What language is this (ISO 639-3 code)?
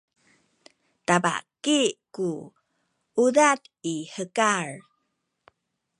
szy